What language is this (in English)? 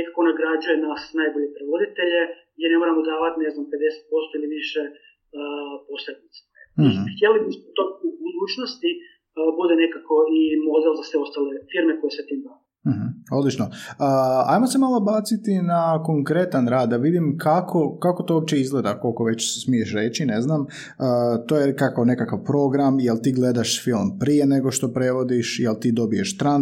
Croatian